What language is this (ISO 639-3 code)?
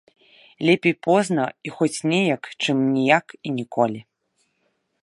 bel